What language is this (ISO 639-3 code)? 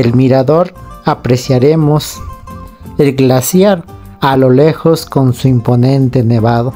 spa